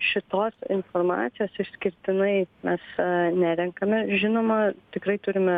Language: Lithuanian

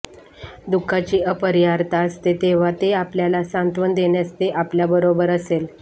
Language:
Marathi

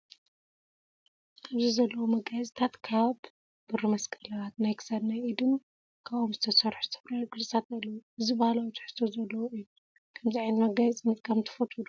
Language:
Tigrinya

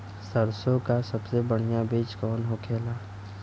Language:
Bhojpuri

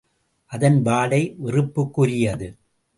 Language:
Tamil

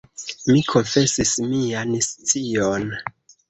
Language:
Esperanto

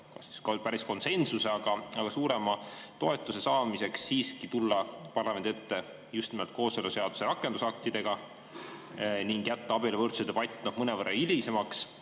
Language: Estonian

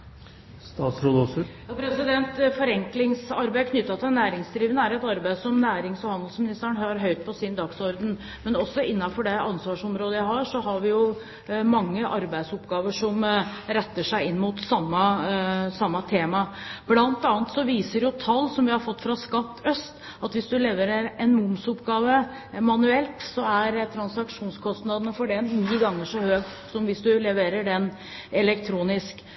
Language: Norwegian Bokmål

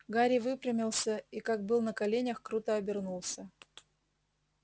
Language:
Russian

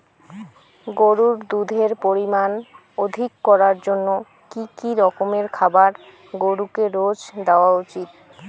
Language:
Bangla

